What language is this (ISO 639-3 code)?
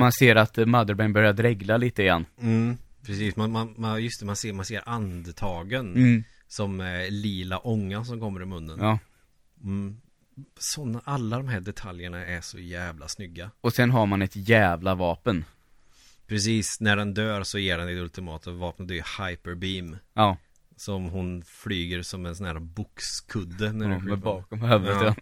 swe